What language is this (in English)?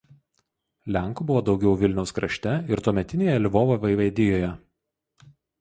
Lithuanian